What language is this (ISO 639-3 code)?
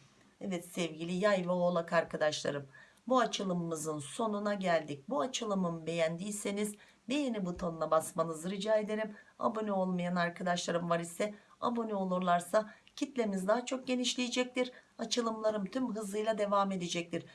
tur